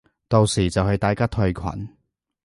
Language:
Cantonese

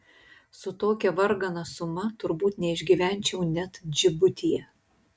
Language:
Lithuanian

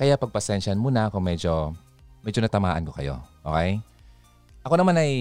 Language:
Filipino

